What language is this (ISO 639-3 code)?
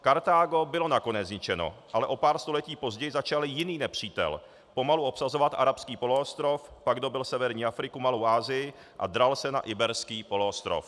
ces